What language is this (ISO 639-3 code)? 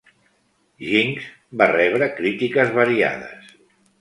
cat